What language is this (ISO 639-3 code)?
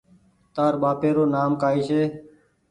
gig